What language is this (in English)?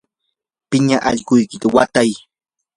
Yanahuanca Pasco Quechua